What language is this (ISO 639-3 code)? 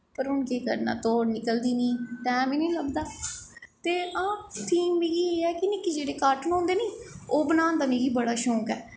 doi